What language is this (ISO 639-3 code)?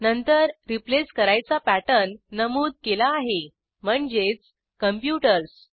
mar